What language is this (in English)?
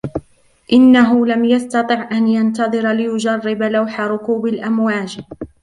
Arabic